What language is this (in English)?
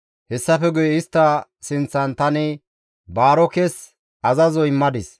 Gamo